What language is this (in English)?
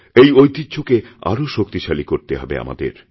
Bangla